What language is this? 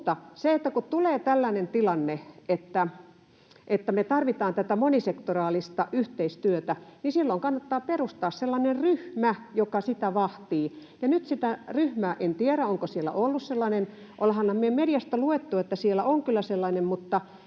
Finnish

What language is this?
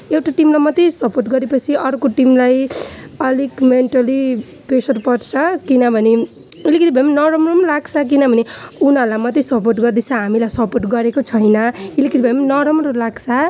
Nepali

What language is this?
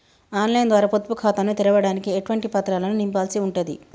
Telugu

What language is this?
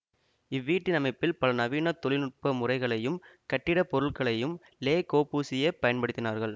Tamil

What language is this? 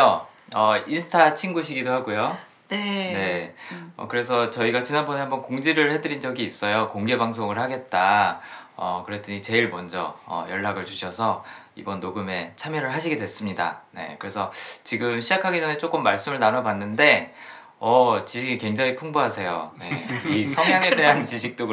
Korean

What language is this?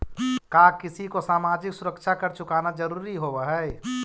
Magahi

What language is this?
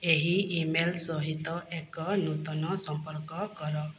Odia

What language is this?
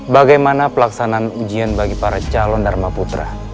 Indonesian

